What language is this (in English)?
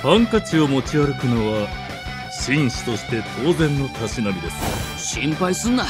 Japanese